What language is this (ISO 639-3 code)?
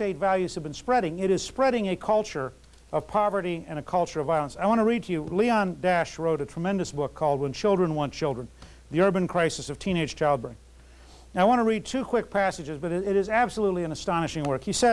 eng